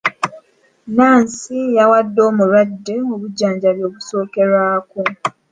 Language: Ganda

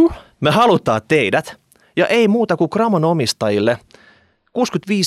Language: Finnish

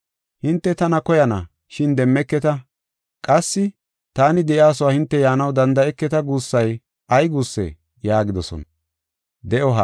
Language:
Gofa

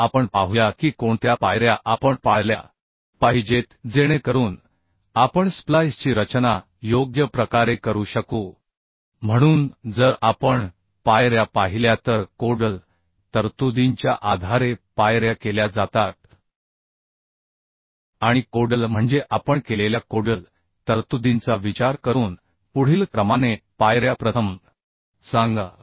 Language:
Marathi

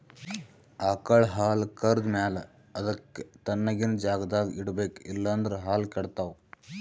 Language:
Kannada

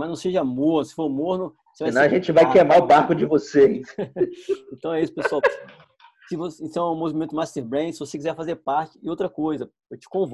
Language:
Portuguese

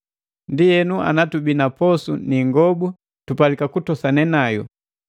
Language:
Matengo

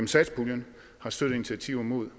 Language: Danish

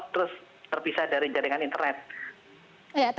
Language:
Indonesian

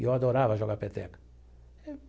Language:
Portuguese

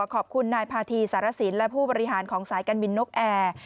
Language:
Thai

